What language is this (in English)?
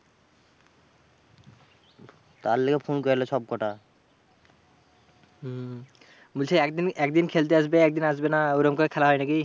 Bangla